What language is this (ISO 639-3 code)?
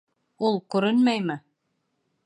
bak